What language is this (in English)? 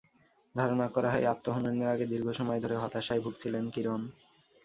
Bangla